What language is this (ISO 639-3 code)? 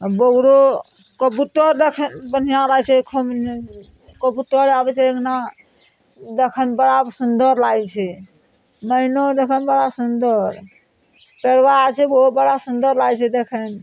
mai